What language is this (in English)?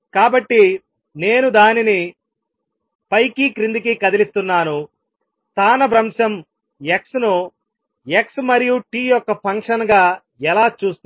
Telugu